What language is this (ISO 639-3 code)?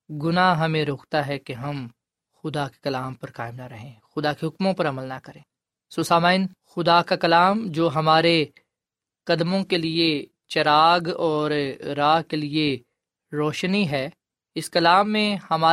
urd